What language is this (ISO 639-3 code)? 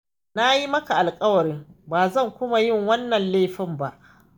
hau